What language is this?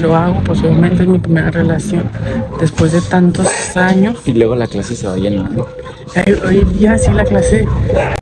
Spanish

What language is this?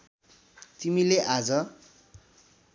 Nepali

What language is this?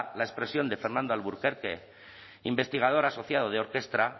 Spanish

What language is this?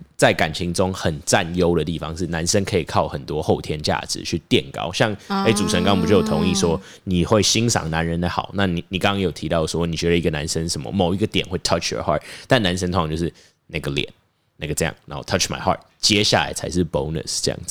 Chinese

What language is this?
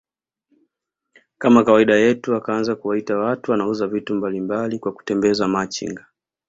Swahili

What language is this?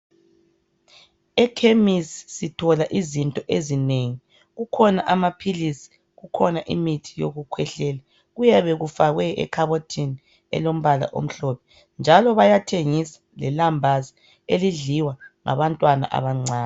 North Ndebele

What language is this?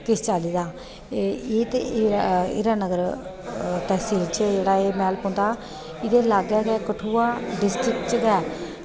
Dogri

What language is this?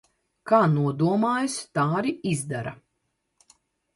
Latvian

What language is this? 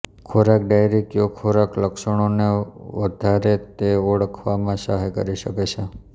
Gujarati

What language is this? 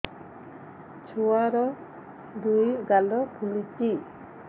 Odia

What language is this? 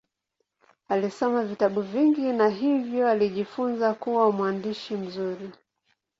Swahili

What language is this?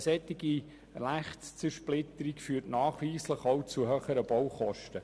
Swiss German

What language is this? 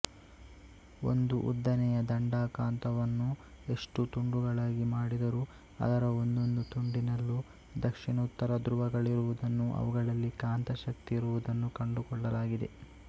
Kannada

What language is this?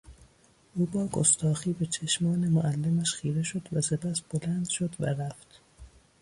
Persian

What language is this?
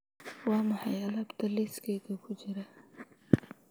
Somali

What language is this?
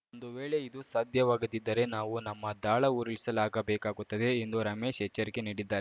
Kannada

